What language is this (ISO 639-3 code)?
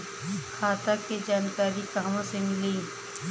bho